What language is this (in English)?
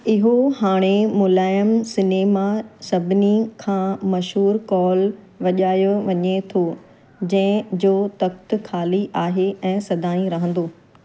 Sindhi